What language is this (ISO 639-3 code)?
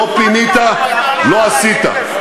heb